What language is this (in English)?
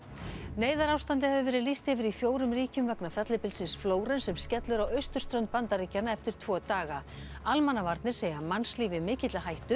Icelandic